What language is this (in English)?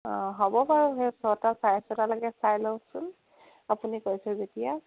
Assamese